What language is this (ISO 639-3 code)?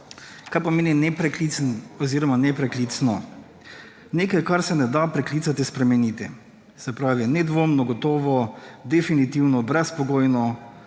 slv